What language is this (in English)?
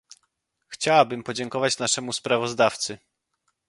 Polish